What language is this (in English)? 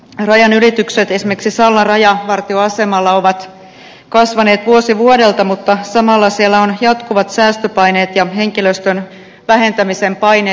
Finnish